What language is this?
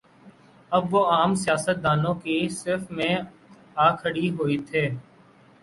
Urdu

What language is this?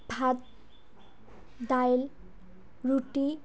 Assamese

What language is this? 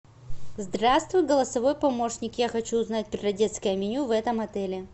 Russian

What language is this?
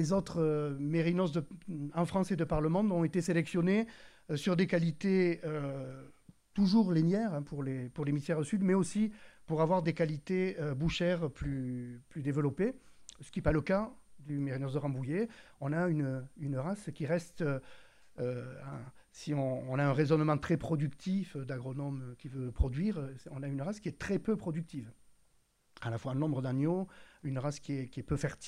French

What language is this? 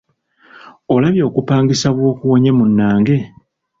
Ganda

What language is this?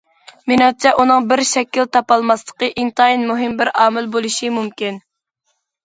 Uyghur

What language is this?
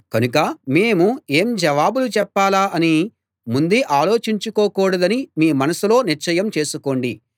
Telugu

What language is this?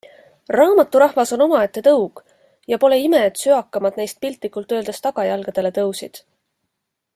Estonian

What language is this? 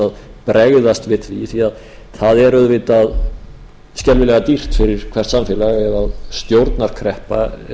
Icelandic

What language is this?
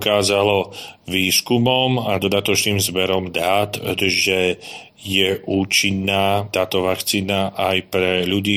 Slovak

